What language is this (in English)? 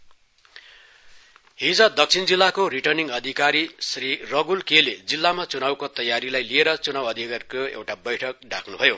Nepali